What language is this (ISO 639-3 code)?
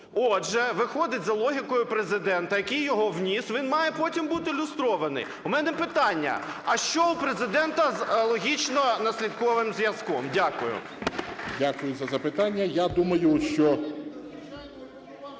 ukr